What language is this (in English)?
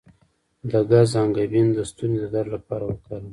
Pashto